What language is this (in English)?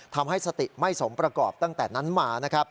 Thai